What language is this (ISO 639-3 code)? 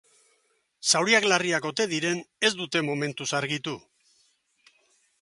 eus